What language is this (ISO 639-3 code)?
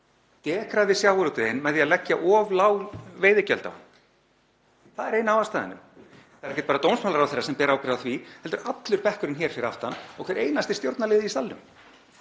isl